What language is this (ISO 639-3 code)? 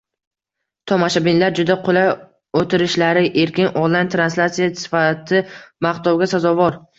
uzb